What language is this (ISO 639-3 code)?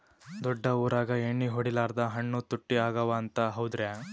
kan